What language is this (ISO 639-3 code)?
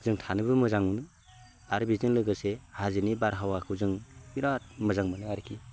brx